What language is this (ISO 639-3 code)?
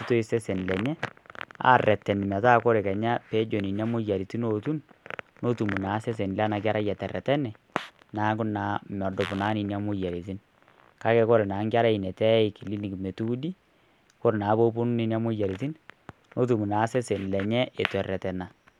mas